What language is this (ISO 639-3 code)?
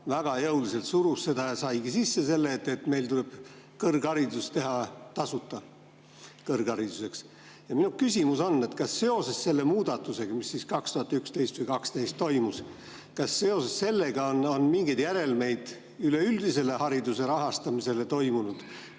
est